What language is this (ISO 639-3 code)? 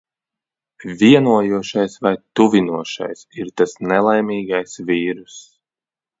lav